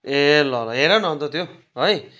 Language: Nepali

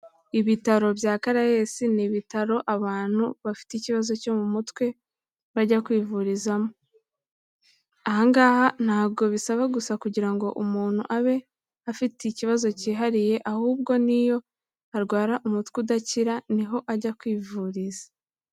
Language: Kinyarwanda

